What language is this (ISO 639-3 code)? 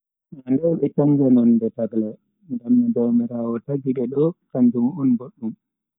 fui